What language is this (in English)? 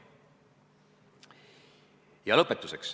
Estonian